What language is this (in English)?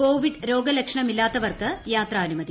Malayalam